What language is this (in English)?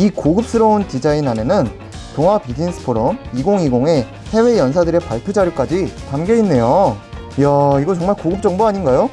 Korean